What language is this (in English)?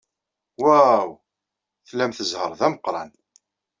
Kabyle